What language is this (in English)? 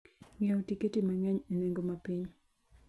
Luo (Kenya and Tanzania)